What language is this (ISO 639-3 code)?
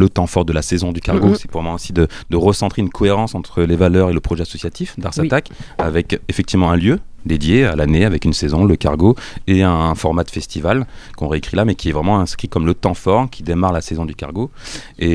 fra